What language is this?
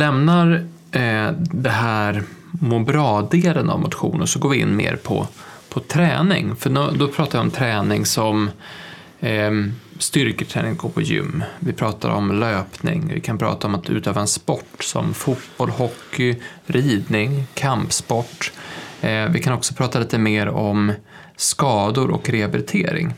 Swedish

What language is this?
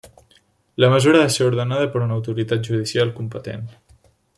Catalan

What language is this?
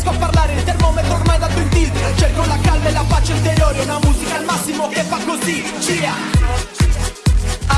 Italian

